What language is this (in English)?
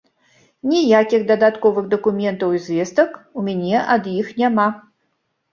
Belarusian